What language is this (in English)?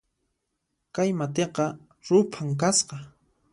Puno Quechua